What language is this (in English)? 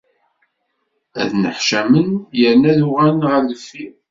Kabyle